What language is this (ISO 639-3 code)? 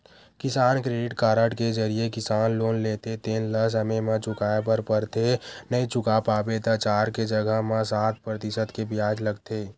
hne